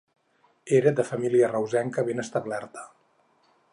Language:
Catalan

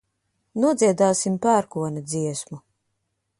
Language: Latvian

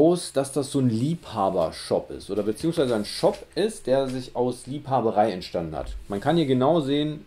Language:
German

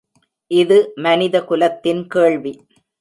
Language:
Tamil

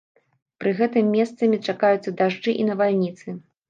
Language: Belarusian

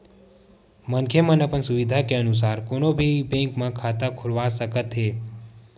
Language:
Chhattisgarhi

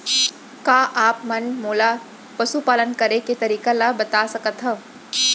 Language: Chhattisgarhi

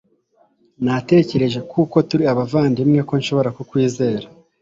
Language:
Kinyarwanda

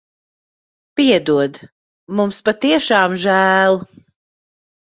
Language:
Latvian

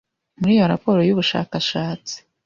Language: Kinyarwanda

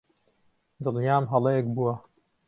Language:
Central Kurdish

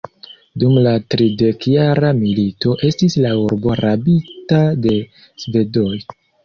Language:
Esperanto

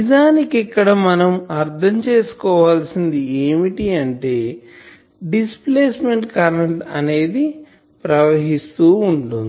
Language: Telugu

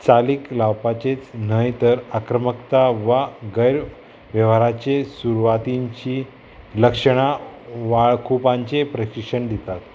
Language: Konkani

